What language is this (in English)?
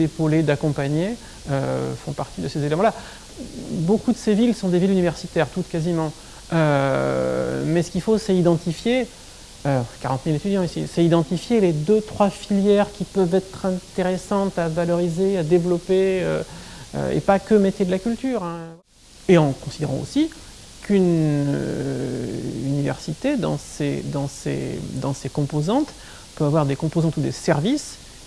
French